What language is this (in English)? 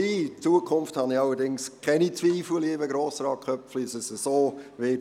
Swiss German